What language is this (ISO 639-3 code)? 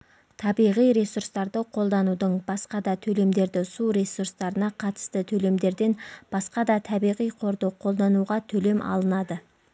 kaz